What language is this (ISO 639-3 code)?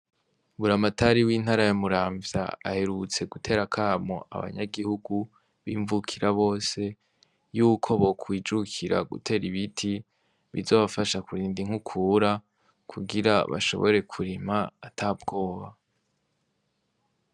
run